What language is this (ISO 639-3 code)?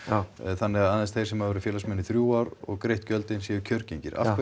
isl